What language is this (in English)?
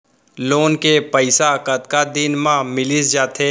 Chhattisgarhi